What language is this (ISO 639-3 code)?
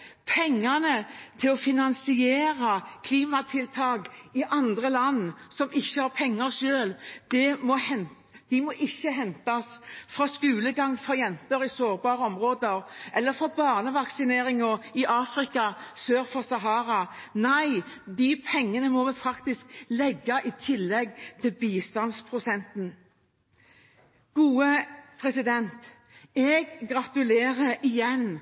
nob